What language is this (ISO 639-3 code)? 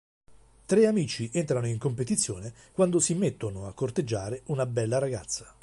ita